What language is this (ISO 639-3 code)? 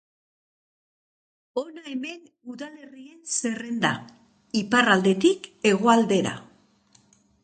eus